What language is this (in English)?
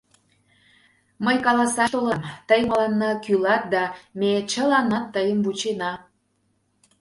Mari